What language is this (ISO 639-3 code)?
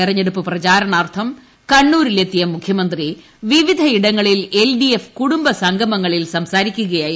mal